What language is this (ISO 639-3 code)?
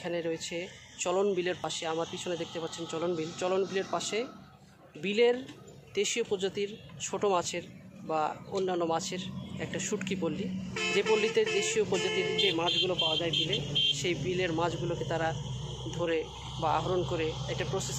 ara